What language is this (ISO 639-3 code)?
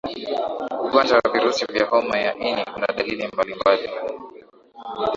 swa